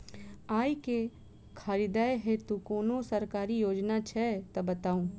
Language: Maithili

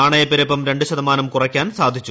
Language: Malayalam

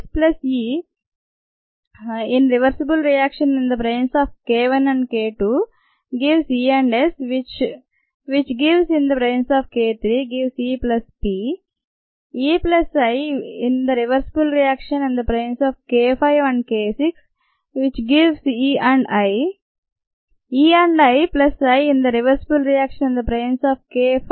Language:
Telugu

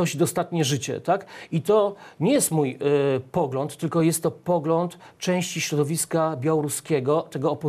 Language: Polish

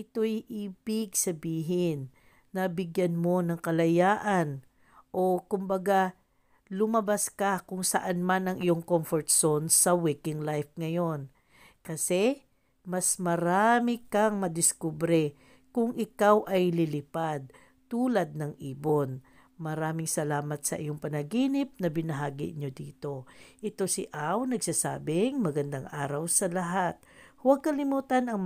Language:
Filipino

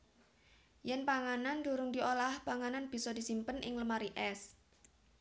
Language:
Javanese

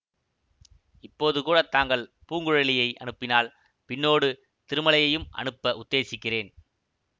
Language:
Tamil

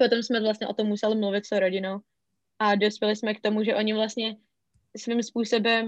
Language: Czech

